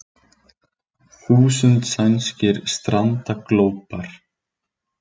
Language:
Icelandic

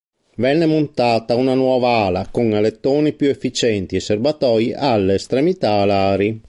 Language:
Italian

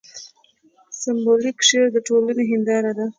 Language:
Pashto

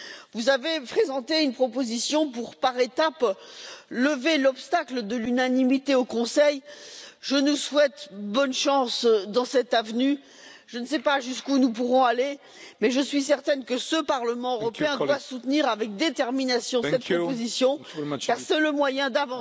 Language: French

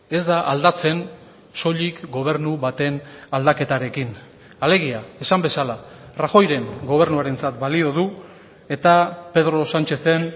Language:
Basque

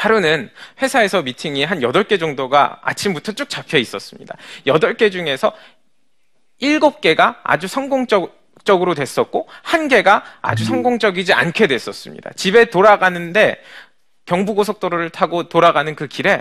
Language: Korean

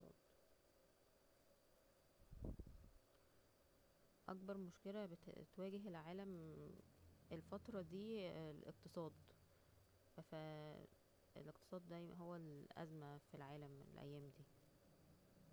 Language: Egyptian Arabic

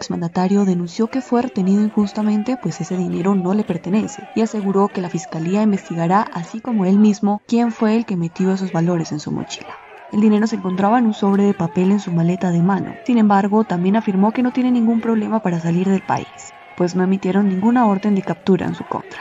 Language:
Spanish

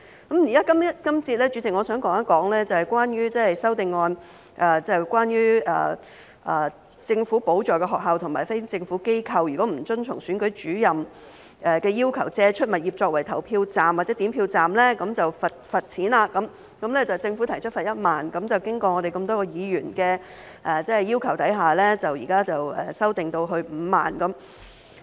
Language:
Cantonese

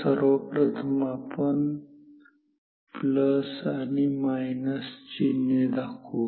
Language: Marathi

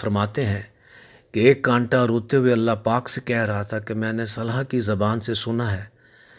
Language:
Urdu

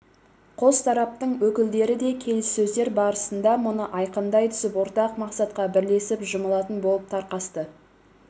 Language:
Kazakh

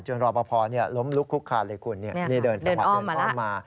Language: Thai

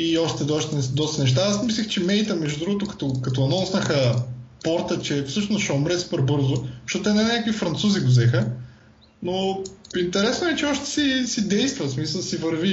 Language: Bulgarian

